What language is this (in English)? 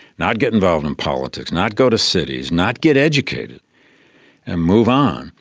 English